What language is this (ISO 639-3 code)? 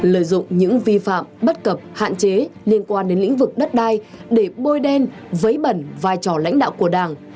vie